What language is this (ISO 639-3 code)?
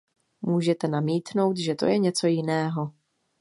ces